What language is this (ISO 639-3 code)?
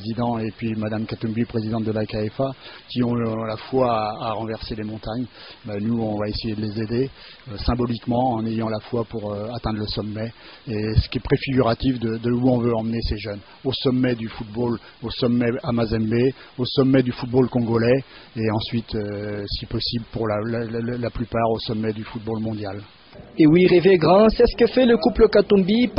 fra